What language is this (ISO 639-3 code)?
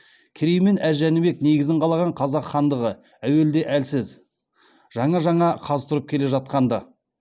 kaz